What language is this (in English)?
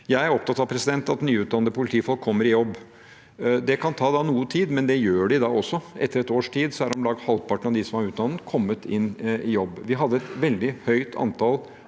Norwegian